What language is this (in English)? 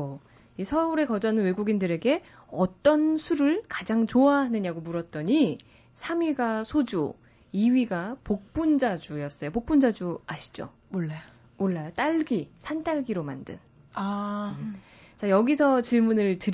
Korean